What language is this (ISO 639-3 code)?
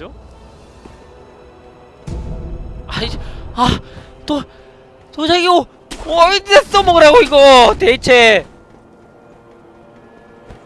kor